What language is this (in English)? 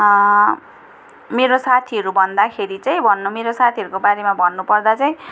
Nepali